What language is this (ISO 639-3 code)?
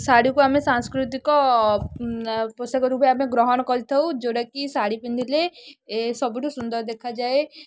ori